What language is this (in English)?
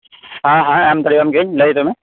Santali